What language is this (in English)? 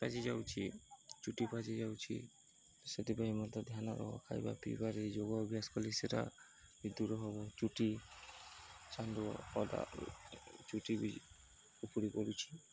Odia